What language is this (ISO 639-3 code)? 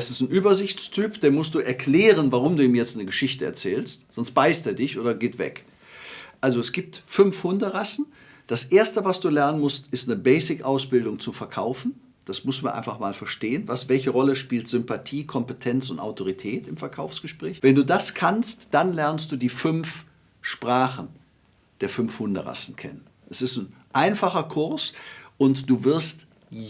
deu